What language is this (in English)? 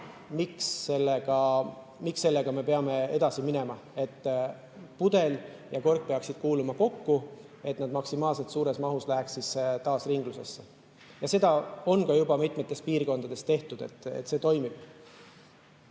Estonian